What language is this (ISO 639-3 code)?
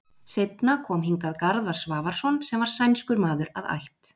isl